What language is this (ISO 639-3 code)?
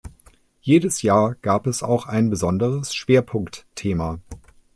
deu